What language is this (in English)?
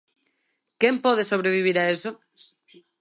Galician